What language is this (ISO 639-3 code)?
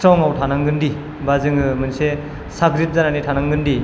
brx